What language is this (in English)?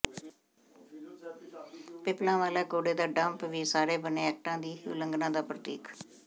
Punjabi